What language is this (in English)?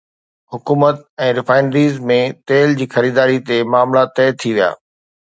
Sindhi